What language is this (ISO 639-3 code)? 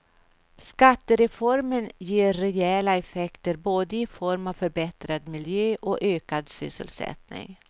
swe